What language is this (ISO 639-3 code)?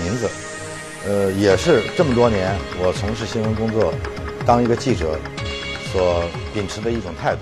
zho